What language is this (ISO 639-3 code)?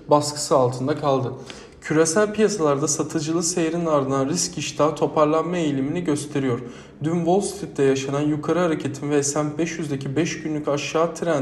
tur